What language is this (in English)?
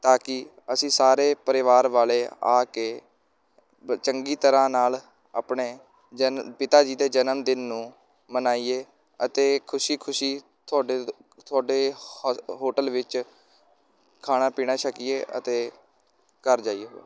Punjabi